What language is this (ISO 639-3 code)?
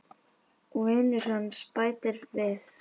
isl